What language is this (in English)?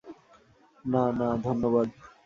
Bangla